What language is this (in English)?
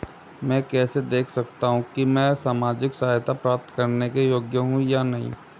Hindi